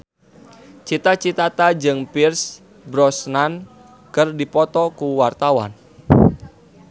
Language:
Sundanese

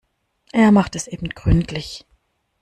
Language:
German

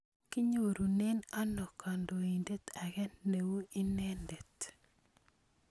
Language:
Kalenjin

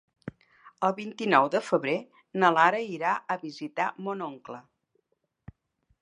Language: Catalan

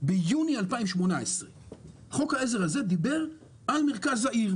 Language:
Hebrew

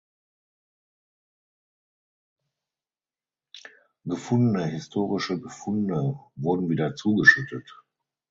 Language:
German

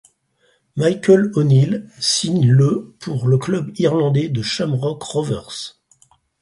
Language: French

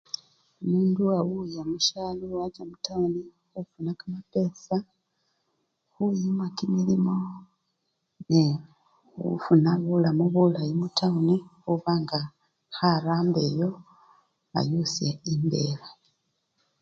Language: Luyia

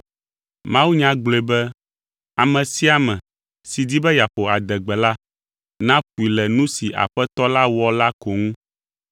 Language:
Ewe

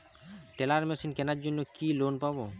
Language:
Bangla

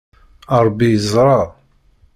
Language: Kabyle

